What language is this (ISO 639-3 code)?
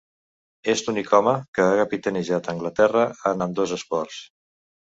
cat